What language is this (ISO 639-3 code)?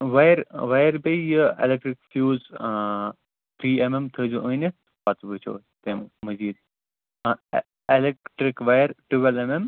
kas